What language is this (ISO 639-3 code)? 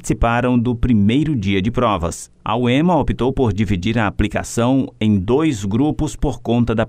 por